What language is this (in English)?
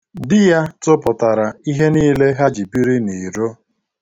Igbo